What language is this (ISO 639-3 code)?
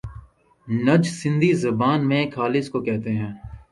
urd